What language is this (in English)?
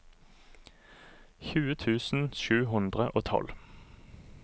Norwegian